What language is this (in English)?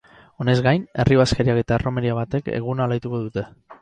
Basque